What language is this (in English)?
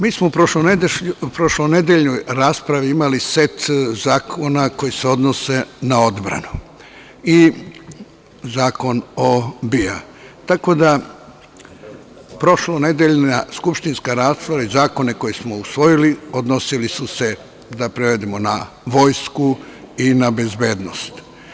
Serbian